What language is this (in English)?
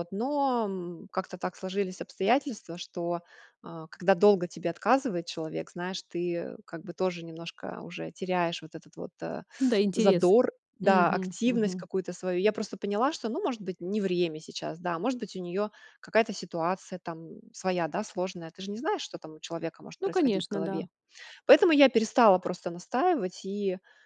Russian